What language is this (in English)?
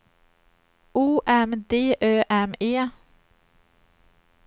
Swedish